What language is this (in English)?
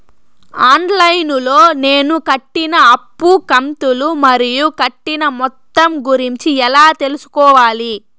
Telugu